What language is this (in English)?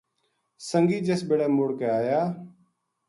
Gujari